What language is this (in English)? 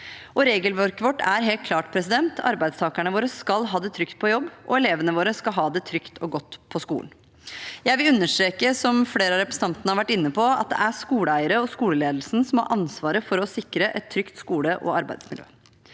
Norwegian